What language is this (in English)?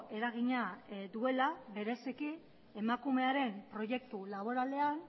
Basque